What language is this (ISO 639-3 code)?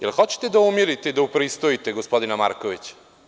srp